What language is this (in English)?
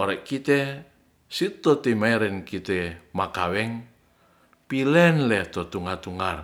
Ratahan